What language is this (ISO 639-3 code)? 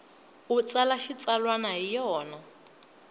tso